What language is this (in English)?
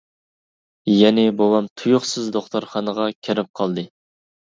Uyghur